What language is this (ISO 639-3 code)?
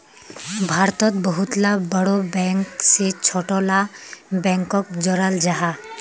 mag